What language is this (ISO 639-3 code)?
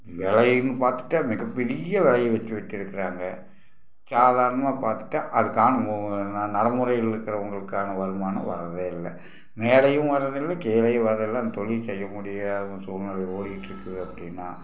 tam